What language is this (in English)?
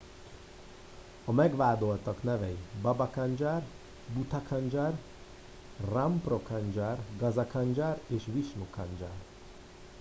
Hungarian